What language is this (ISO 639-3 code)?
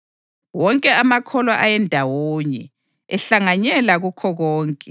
nde